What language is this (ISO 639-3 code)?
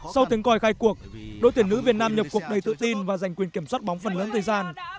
vie